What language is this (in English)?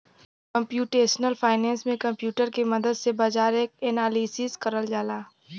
Bhojpuri